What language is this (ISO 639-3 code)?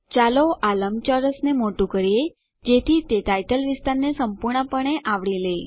guj